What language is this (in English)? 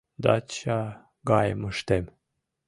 Mari